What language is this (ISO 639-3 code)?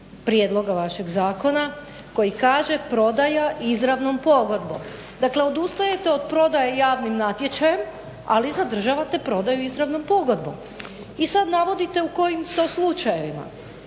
hrv